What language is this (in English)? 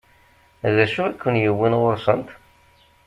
Kabyle